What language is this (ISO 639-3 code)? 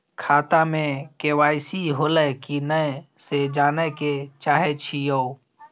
mai